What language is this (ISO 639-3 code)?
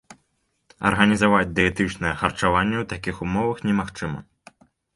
bel